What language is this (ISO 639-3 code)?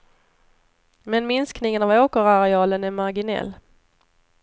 swe